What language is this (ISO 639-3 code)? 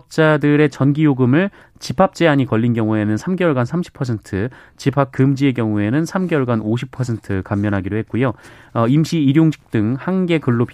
kor